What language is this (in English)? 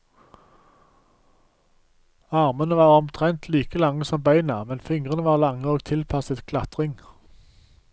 Norwegian